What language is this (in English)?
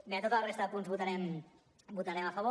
Catalan